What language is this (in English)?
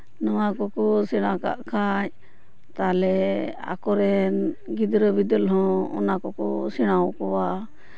Santali